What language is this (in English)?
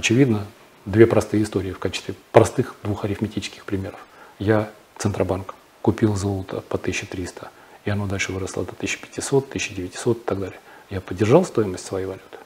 Russian